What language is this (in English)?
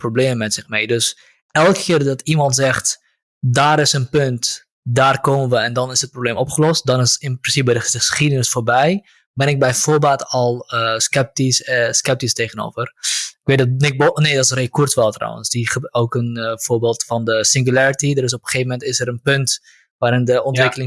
Dutch